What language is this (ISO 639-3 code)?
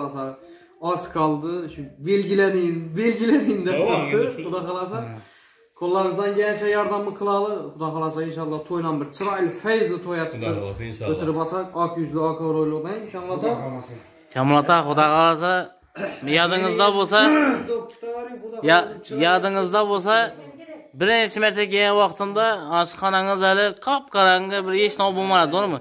tur